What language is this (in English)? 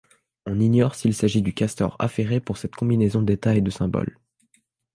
French